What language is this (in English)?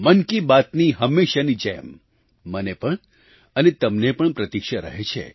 Gujarati